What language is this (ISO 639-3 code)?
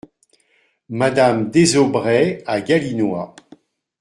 fra